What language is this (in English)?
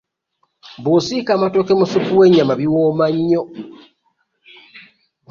Ganda